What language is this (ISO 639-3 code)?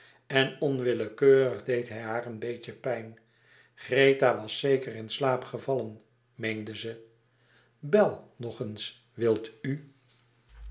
nld